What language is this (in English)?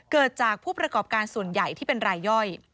Thai